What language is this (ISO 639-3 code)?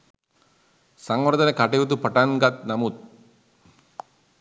sin